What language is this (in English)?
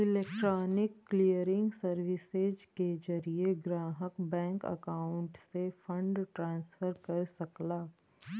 Bhojpuri